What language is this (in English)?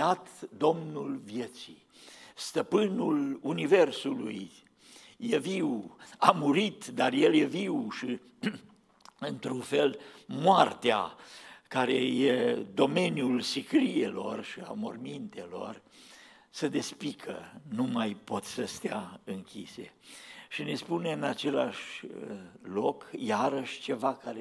Romanian